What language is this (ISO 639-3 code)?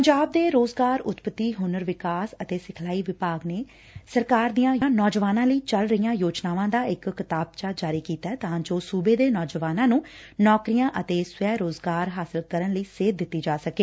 pan